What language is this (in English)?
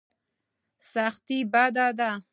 Pashto